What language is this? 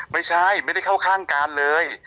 Thai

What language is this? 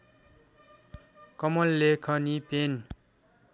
Nepali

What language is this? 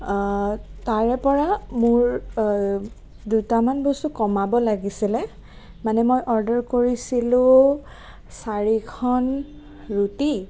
Assamese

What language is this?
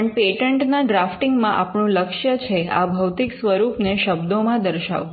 Gujarati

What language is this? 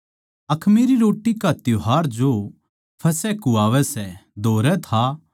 Haryanvi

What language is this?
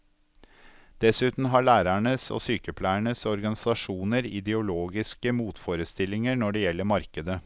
Norwegian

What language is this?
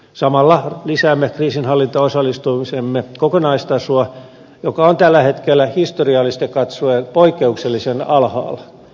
Finnish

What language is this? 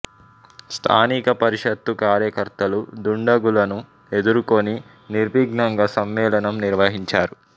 Telugu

